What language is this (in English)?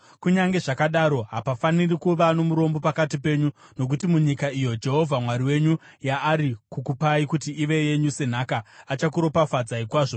Shona